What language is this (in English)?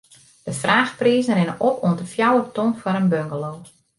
Western Frisian